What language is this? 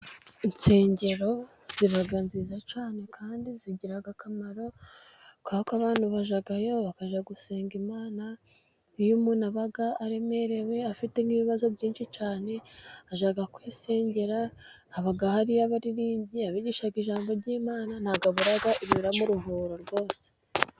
Kinyarwanda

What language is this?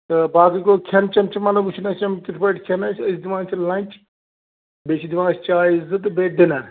Kashmiri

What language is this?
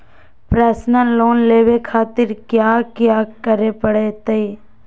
Magahi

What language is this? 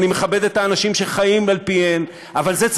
Hebrew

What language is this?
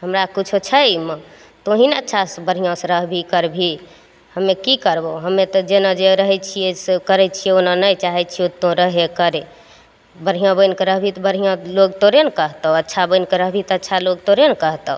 Maithili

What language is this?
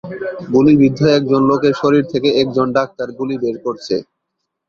Bangla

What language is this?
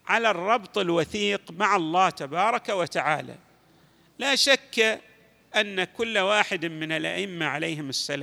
Arabic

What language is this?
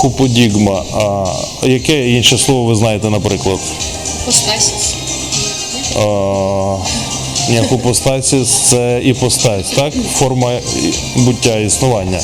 Ukrainian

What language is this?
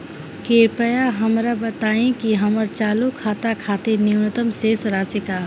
Bhojpuri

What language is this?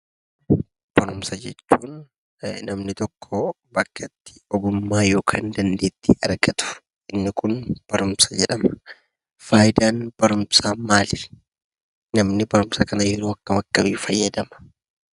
Oromo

